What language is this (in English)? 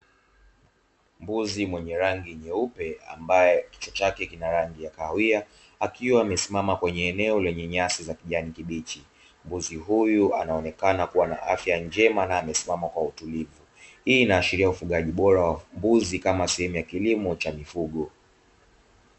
Swahili